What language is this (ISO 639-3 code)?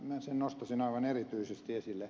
fin